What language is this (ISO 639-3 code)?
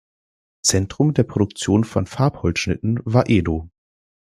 deu